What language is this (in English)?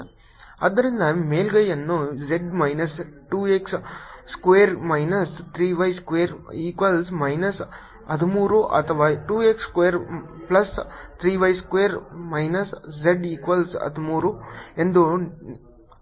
Kannada